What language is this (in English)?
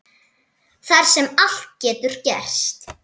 Icelandic